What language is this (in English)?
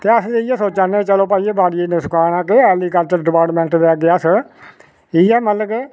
Dogri